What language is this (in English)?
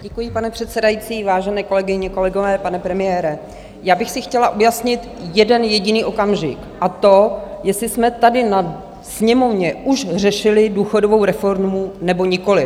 Czech